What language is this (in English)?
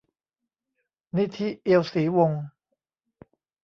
Thai